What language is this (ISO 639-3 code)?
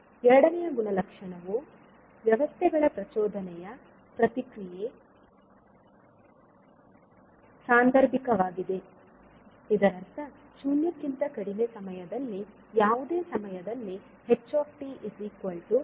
kan